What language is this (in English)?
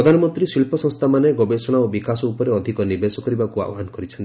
Odia